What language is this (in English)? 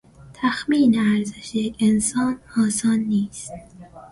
Persian